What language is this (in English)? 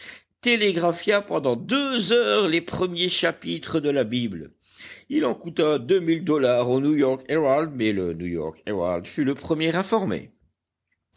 French